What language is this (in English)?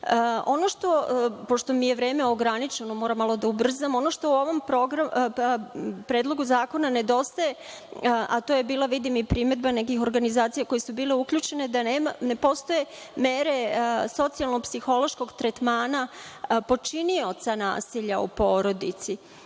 Serbian